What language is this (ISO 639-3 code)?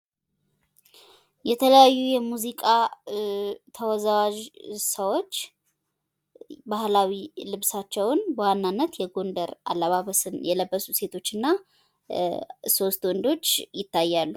amh